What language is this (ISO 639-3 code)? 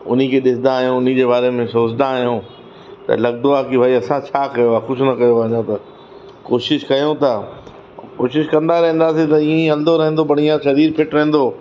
snd